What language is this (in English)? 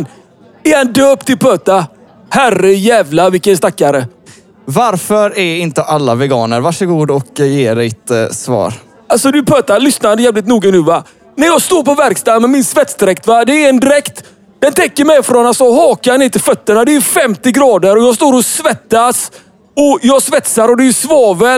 Swedish